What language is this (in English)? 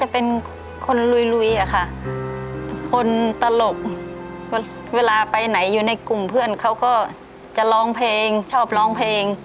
Thai